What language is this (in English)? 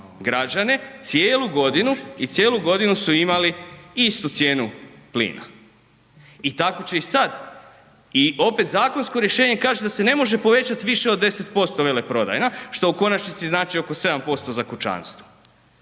Croatian